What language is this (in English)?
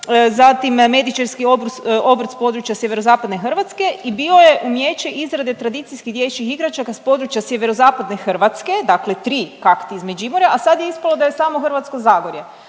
Croatian